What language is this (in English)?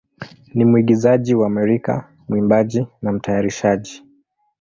Swahili